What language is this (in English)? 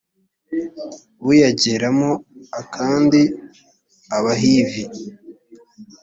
Kinyarwanda